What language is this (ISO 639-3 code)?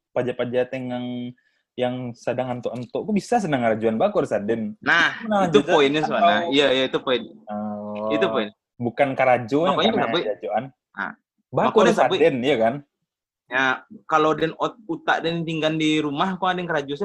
ind